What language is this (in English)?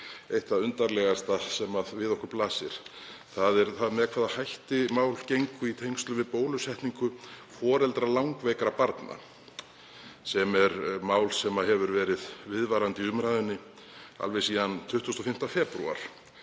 Icelandic